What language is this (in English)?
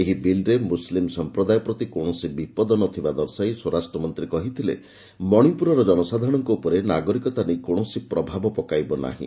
Odia